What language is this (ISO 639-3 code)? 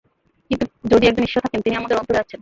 ben